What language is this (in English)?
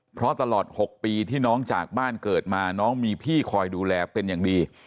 Thai